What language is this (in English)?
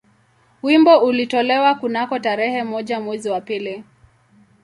Swahili